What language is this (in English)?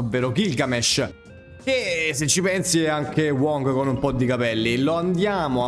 Italian